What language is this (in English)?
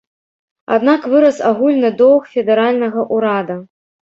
Belarusian